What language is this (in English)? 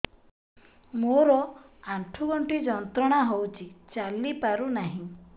Odia